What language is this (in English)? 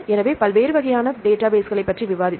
Tamil